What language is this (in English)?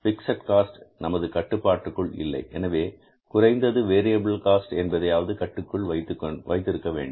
Tamil